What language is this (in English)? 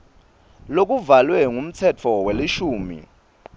Swati